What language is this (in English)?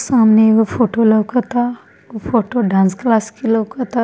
Bhojpuri